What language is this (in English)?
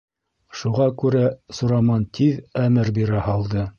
Bashkir